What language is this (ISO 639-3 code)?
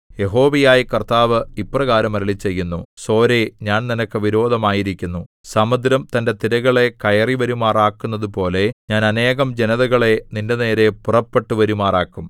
mal